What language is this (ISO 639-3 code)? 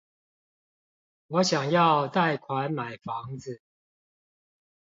zho